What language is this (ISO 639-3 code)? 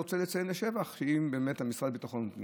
heb